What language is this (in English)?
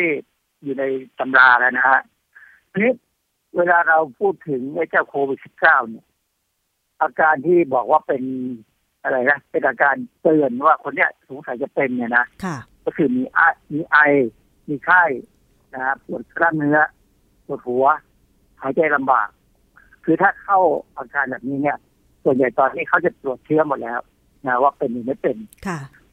Thai